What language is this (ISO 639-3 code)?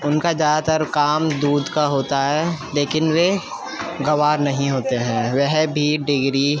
urd